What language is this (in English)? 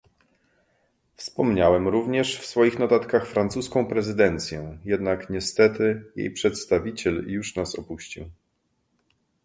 Polish